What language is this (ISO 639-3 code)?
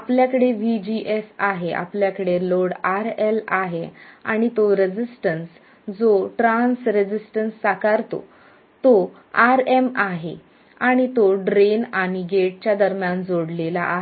mar